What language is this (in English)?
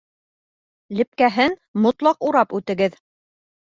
Bashkir